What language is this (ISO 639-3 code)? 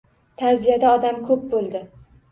uzb